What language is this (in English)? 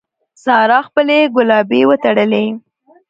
Pashto